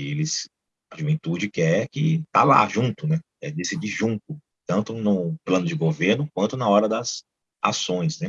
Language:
Portuguese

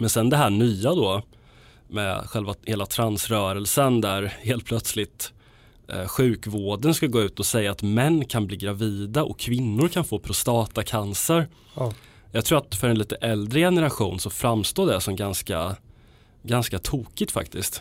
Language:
Swedish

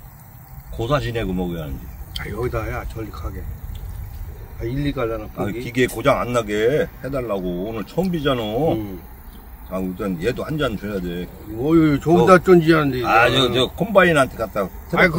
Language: Korean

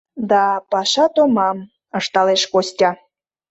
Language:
Mari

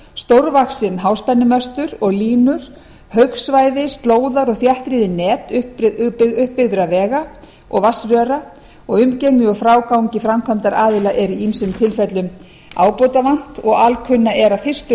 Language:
Icelandic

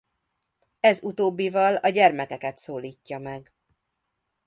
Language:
Hungarian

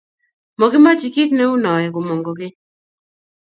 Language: Kalenjin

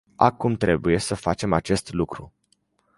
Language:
Romanian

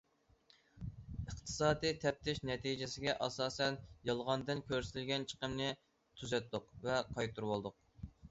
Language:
Uyghur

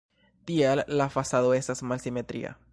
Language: Esperanto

